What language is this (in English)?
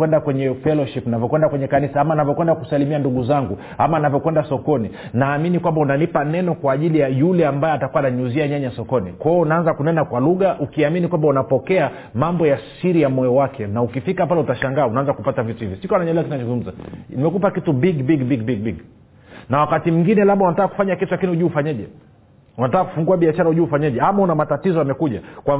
Swahili